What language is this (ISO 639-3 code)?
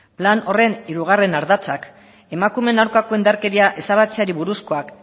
eus